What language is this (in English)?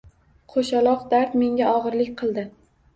Uzbek